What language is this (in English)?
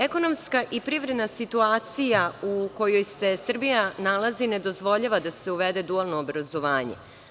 Serbian